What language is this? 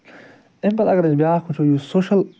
Kashmiri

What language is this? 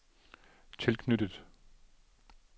Danish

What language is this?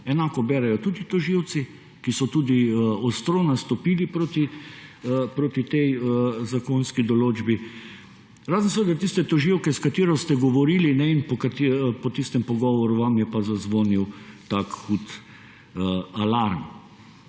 Slovenian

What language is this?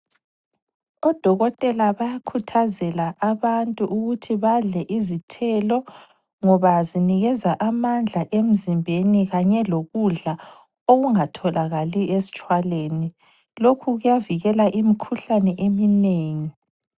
North Ndebele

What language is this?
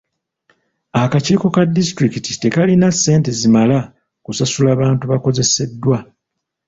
Ganda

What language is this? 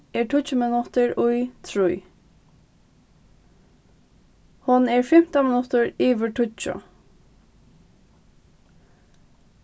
Faroese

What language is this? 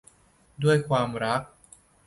Thai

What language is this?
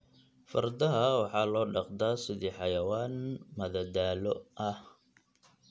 Somali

